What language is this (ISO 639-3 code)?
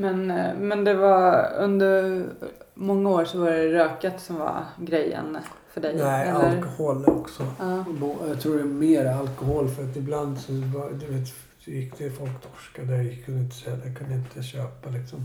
swe